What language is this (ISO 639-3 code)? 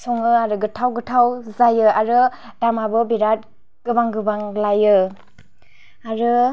brx